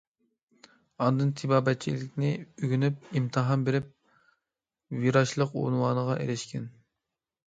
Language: Uyghur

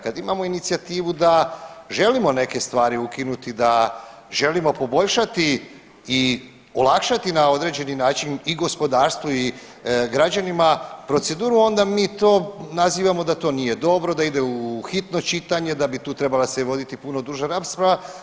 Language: Croatian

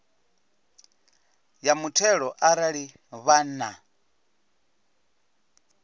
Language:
Venda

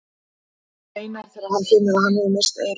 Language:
Icelandic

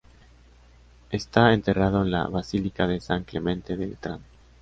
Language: Spanish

